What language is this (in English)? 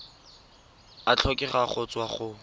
Tswana